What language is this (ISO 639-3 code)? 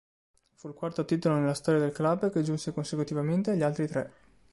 ita